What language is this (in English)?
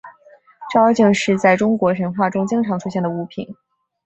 Chinese